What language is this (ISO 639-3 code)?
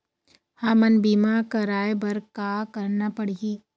hne